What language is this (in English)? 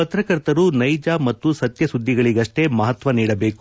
Kannada